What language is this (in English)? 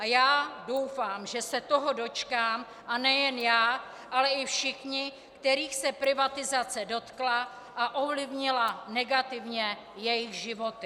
Czech